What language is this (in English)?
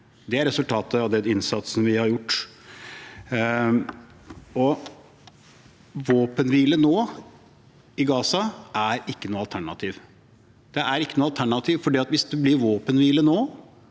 Norwegian